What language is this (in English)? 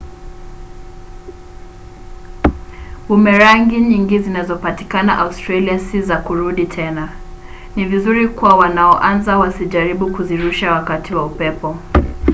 Swahili